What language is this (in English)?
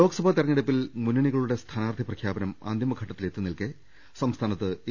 Malayalam